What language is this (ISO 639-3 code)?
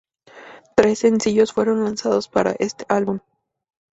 spa